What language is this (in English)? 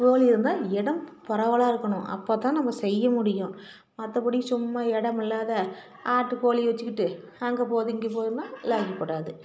Tamil